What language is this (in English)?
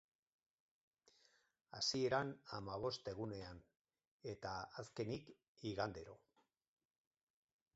Basque